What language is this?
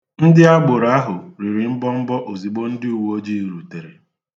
Igbo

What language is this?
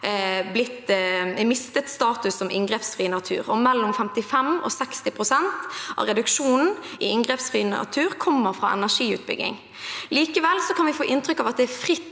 Norwegian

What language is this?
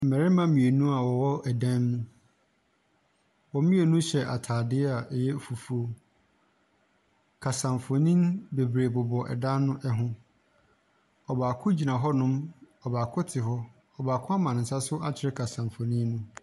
Akan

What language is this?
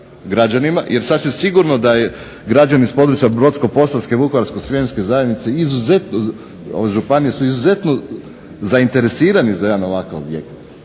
Croatian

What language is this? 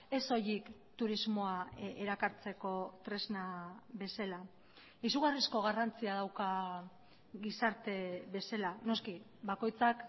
Basque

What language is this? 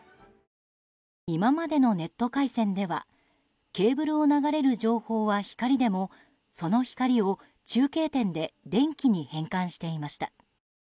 Japanese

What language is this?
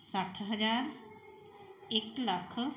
Punjabi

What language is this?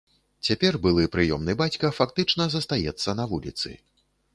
Belarusian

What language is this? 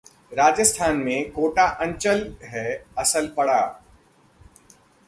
Hindi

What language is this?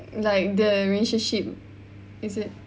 English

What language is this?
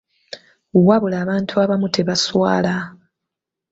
Ganda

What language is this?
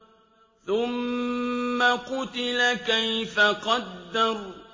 Arabic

